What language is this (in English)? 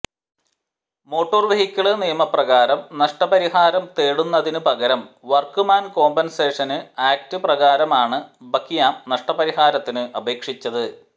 Malayalam